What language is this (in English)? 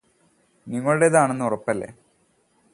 Malayalam